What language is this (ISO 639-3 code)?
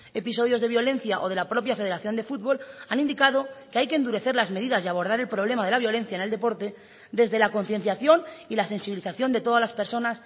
spa